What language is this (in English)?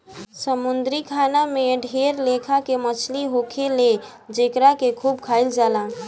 Bhojpuri